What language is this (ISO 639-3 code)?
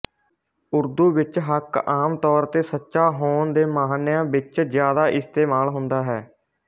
pan